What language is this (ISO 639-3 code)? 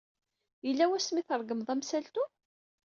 kab